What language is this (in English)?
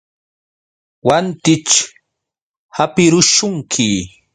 Yauyos Quechua